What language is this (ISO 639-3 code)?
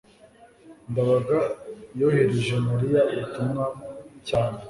kin